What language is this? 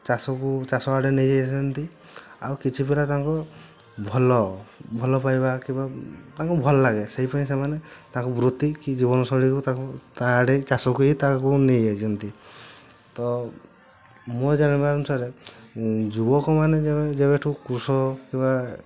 Odia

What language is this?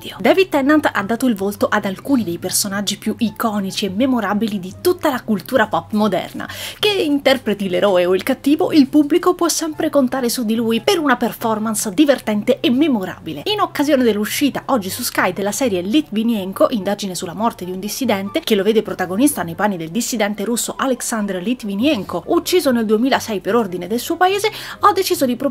Italian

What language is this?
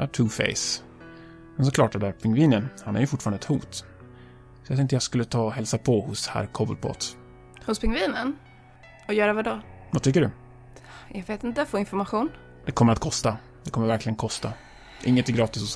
Swedish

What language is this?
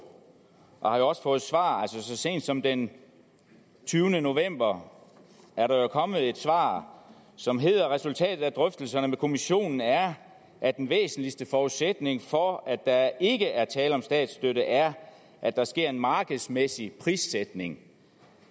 Danish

